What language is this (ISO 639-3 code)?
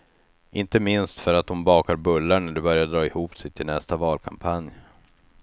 swe